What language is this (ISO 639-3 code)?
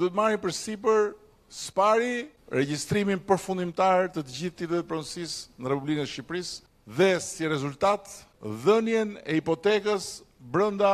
spa